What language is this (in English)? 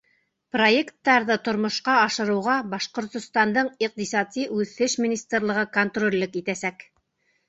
Bashkir